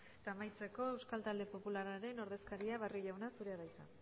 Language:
Basque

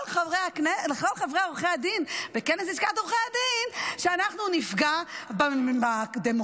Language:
Hebrew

